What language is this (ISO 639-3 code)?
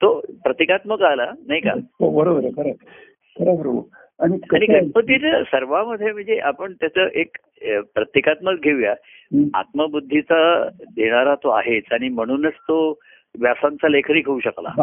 mar